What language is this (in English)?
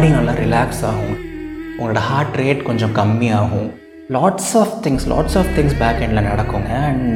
Tamil